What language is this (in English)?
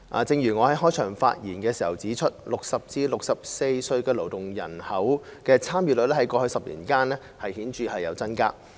Cantonese